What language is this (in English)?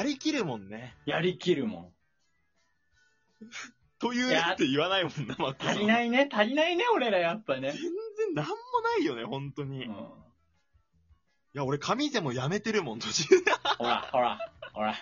Japanese